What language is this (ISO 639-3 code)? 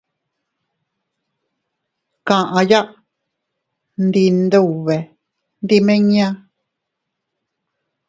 cut